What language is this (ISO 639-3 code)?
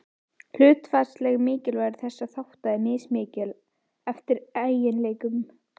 isl